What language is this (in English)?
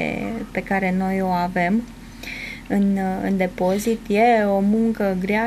Romanian